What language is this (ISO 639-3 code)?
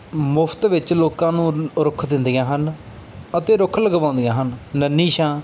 pan